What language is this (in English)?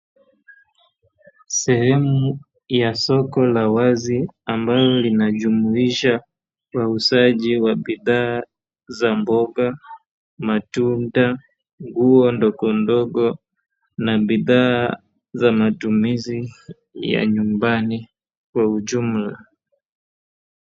Swahili